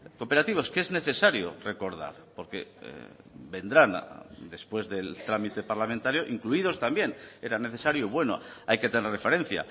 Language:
Spanish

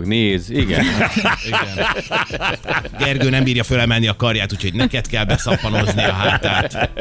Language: Hungarian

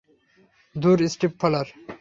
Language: Bangla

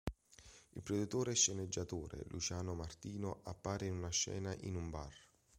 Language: Italian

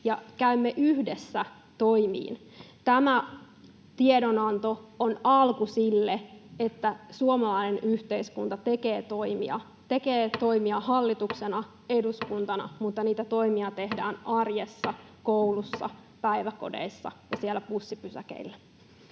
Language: Finnish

